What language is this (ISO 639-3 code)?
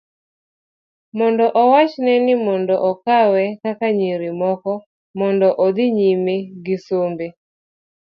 luo